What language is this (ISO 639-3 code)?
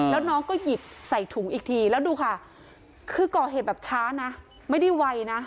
tha